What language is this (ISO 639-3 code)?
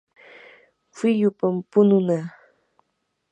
qur